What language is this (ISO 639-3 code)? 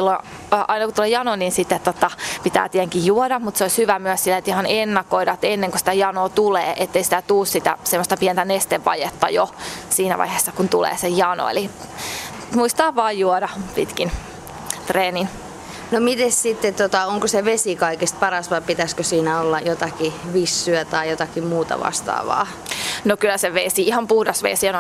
fin